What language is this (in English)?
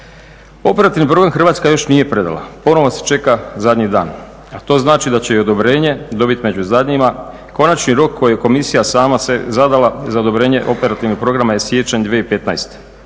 Croatian